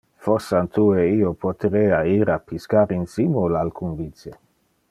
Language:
Interlingua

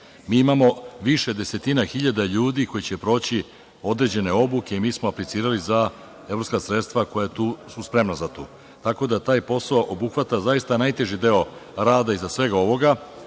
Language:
Serbian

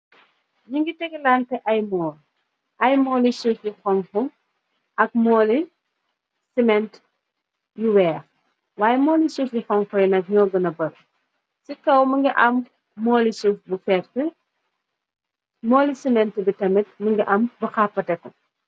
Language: Wolof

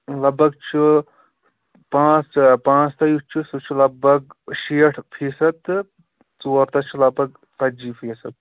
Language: Kashmiri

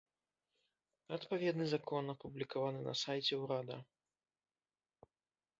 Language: Belarusian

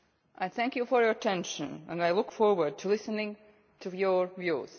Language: English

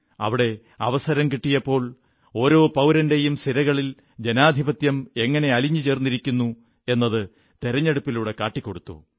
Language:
Malayalam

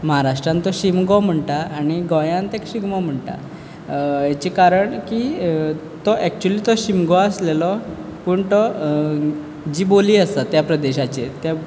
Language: Konkani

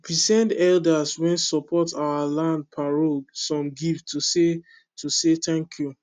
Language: Nigerian Pidgin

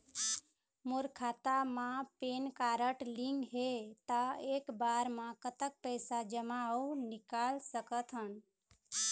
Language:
Chhattisgarhi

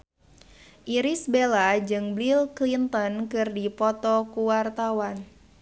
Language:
Sundanese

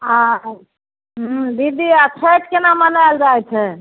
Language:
Maithili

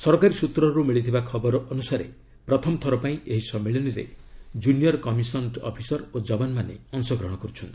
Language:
Odia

